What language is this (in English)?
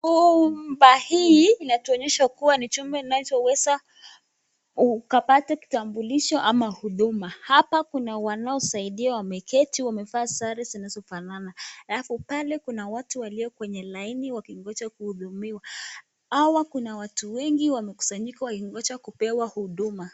Swahili